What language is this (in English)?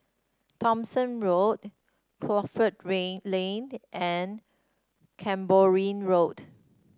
English